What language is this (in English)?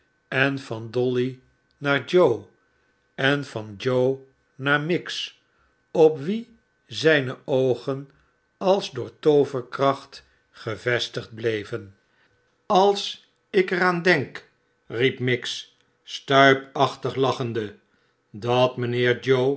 Dutch